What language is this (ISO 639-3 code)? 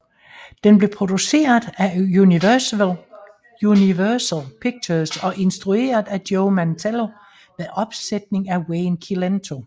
dan